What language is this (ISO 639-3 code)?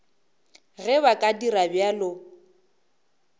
nso